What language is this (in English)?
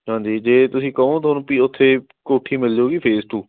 Punjabi